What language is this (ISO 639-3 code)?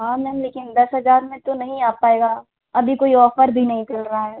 hin